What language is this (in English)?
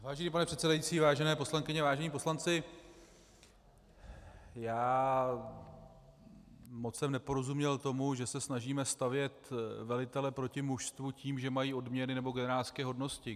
Czech